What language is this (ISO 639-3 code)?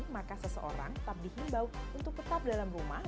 ind